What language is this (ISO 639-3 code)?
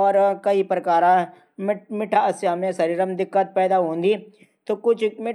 gbm